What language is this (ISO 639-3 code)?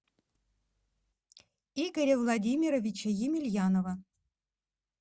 rus